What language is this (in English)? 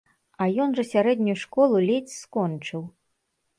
Belarusian